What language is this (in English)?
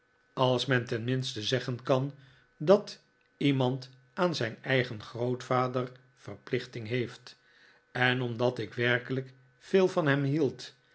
Dutch